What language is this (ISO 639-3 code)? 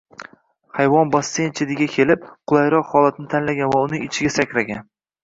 uzb